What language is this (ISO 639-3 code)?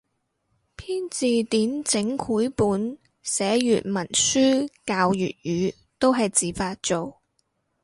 yue